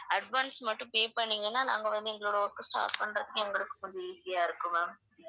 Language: Tamil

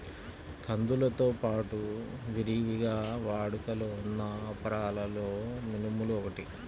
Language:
Telugu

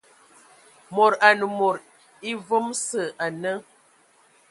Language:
Ewondo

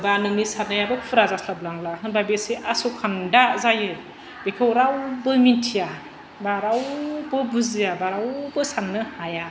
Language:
Bodo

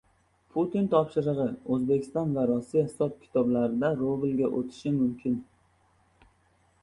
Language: Uzbek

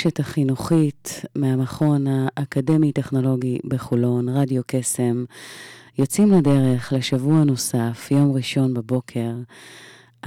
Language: Hebrew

